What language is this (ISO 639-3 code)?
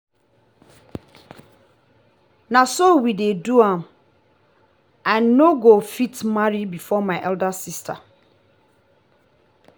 pcm